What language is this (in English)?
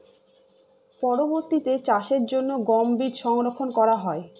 Bangla